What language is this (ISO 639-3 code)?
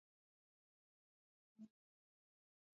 swa